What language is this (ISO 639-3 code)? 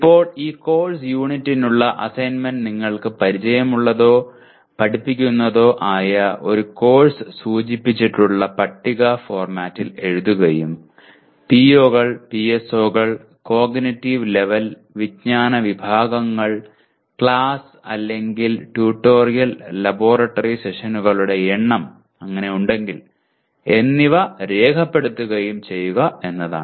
mal